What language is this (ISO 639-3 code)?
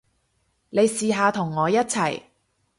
yue